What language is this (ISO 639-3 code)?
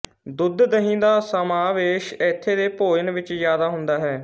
pan